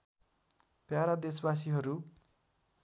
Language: Nepali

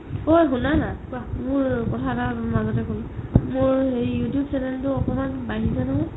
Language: Assamese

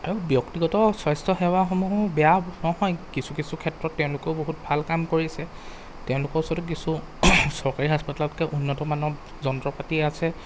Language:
Assamese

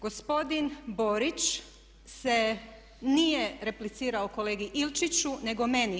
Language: Croatian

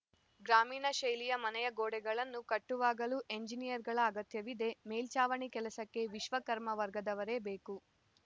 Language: Kannada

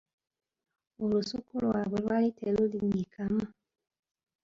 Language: Ganda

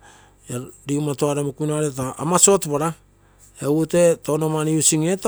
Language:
Terei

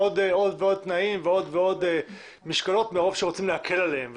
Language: Hebrew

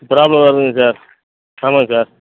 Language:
Tamil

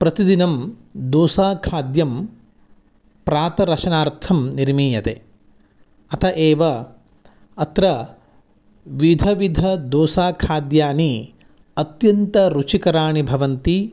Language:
Sanskrit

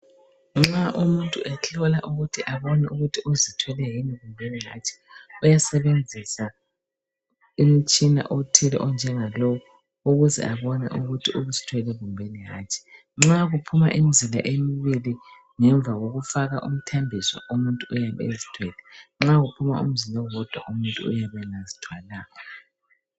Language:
North Ndebele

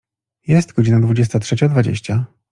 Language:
Polish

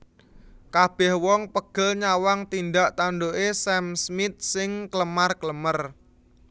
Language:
Javanese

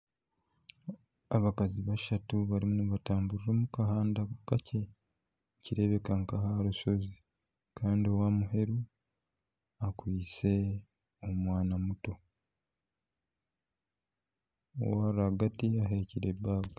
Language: Nyankole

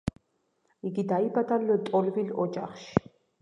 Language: Georgian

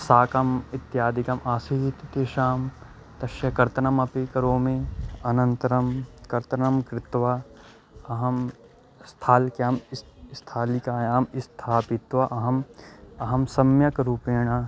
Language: Sanskrit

